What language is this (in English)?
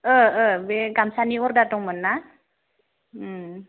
Bodo